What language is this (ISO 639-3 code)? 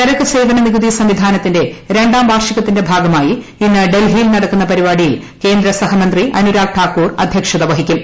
mal